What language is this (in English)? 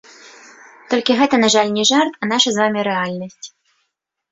Belarusian